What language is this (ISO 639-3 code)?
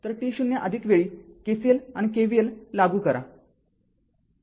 mar